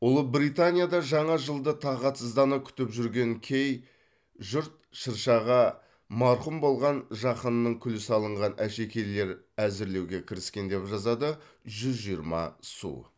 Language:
Kazakh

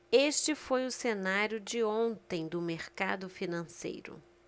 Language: Portuguese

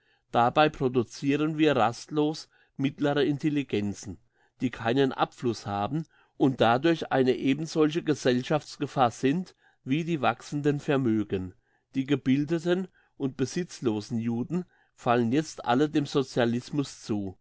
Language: German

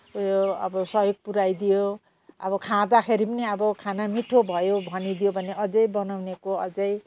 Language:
Nepali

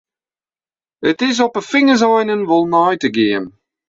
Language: Western Frisian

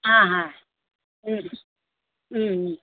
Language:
Sanskrit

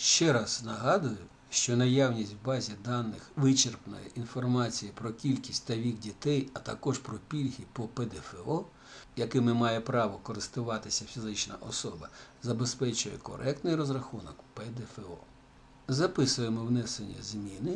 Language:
Russian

